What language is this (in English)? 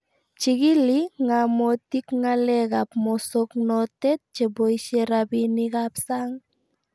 Kalenjin